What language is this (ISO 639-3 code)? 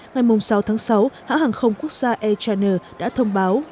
vie